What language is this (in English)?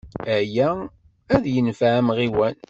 Kabyle